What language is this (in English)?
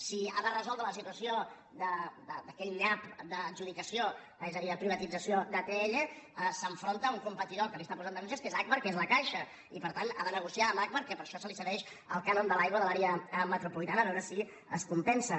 Catalan